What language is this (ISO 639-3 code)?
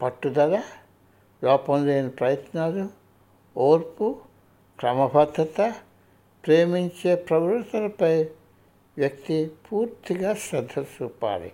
tel